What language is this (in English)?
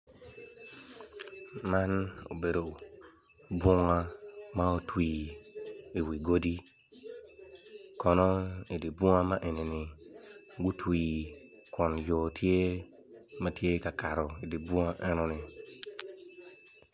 Acoli